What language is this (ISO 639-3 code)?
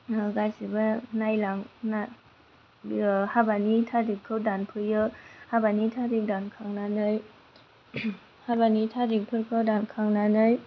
brx